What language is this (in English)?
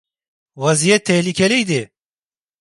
Turkish